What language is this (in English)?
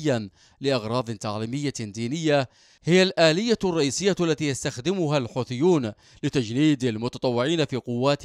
Arabic